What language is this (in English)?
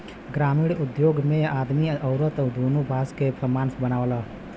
Bhojpuri